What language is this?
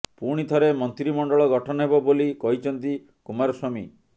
Odia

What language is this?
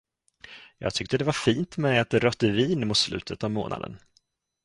Swedish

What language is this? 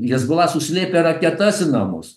Lithuanian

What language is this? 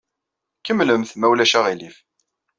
Kabyle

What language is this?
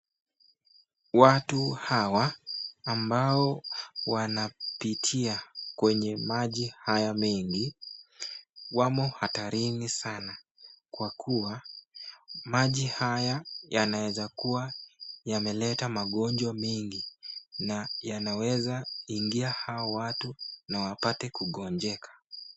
Swahili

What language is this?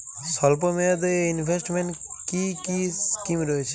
Bangla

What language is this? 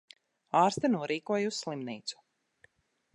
Latvian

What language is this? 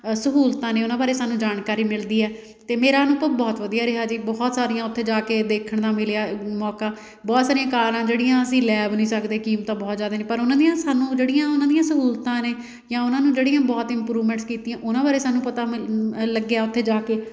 Punjabi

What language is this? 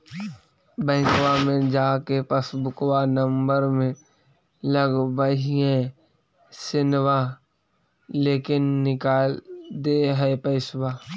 Magahi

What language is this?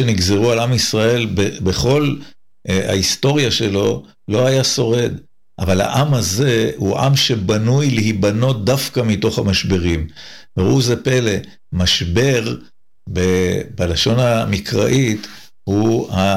Hebrew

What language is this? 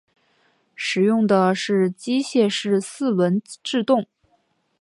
Chinese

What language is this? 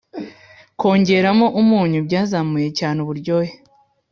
Kinyarwanda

